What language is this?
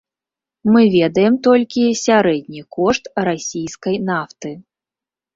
Belarusian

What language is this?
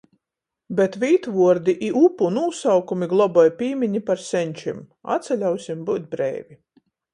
Latgalian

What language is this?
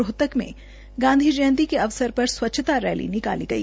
Hindi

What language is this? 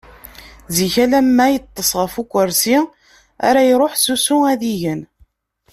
Kabyle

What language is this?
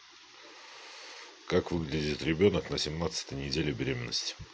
Russian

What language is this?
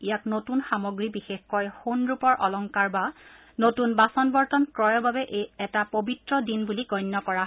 Assamese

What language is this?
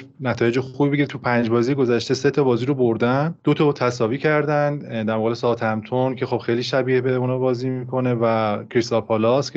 Persian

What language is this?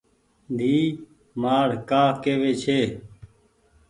Goaria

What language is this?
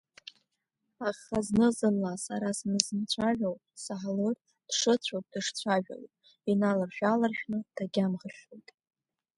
Abkhazian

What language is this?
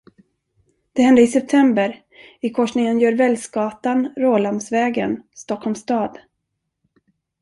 Swedish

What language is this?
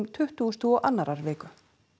Icelandic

